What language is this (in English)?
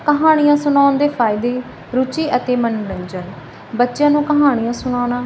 Punjabi